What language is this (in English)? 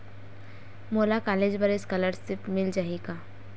Chhattisgarhi